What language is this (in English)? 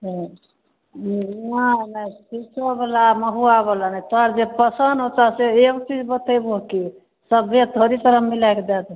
Maithili